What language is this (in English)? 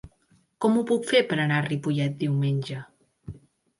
Catalan